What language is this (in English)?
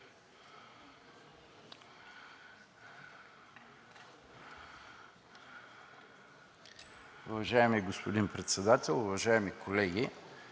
Bulgarian